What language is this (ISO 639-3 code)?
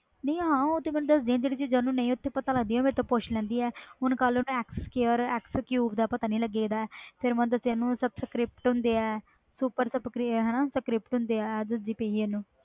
pan